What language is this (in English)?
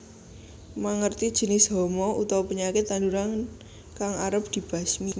Javanese